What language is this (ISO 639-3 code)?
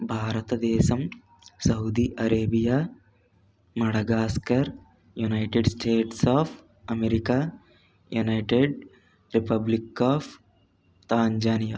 tel